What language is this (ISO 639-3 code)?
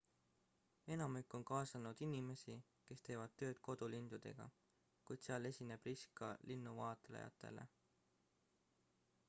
est